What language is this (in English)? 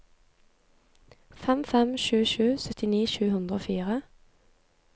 Norwegian